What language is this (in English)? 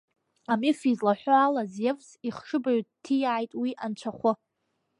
Abkhazian